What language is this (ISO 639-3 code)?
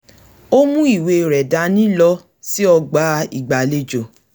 yor